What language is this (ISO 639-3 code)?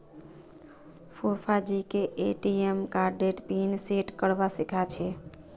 mag